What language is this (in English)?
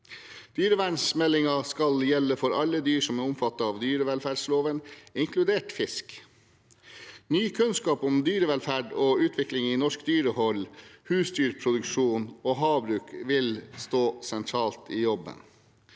Norwegian